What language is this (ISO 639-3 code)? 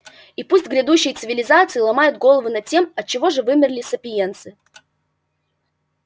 rus